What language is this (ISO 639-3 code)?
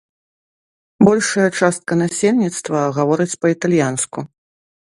bel